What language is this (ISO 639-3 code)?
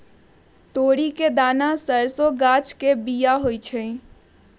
mag